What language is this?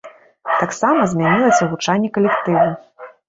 Belarusian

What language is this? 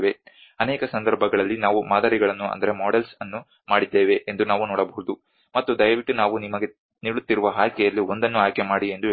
Kannada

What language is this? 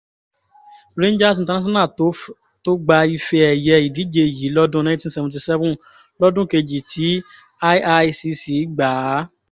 Yoruba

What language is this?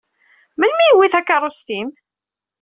Kabyle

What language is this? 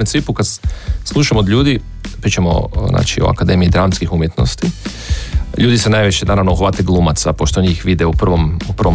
Croatian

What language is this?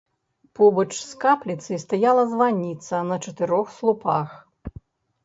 Belarusian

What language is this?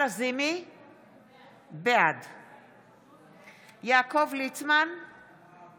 Hebrew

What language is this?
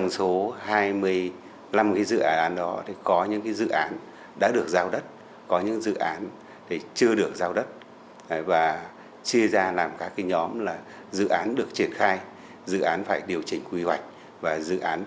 Vietnamese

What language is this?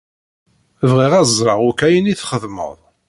Kabyle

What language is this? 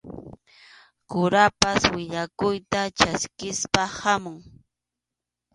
Arequipa-La Unión Quechua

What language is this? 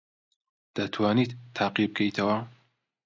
Central Kurdish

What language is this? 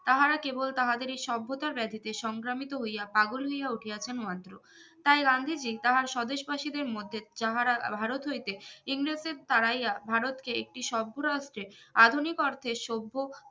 Bangla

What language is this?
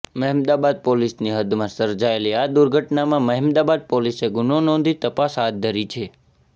Gujarati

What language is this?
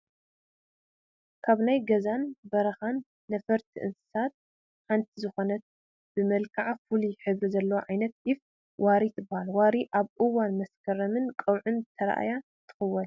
Tigrinya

